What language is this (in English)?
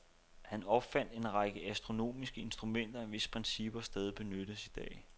Danish